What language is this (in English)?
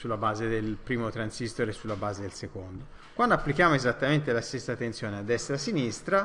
Italian